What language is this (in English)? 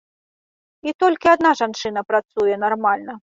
Belarusian